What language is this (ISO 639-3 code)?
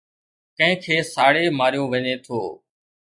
snd